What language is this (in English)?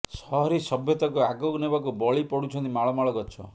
Odia